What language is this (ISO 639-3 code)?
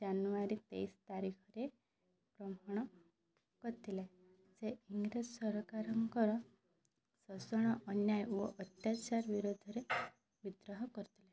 ori